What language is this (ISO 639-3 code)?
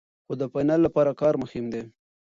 pus